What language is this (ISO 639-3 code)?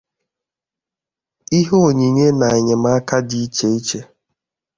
ibo